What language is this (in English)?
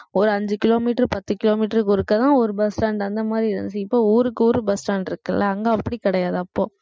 Tamil